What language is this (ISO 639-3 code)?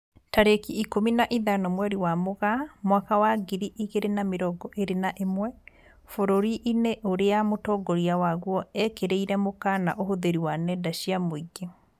kik